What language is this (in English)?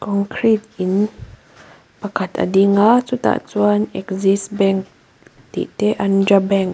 Mizo